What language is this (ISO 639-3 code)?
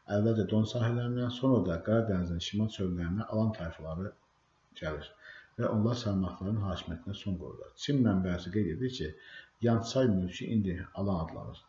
tur